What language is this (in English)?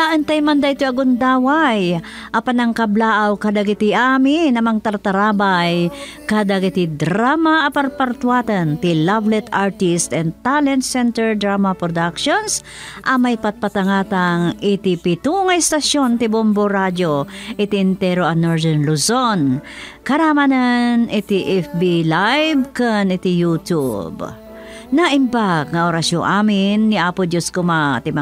Filipino